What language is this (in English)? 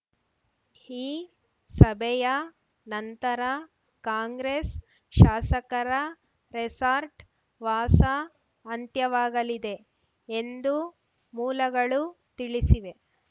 Kannada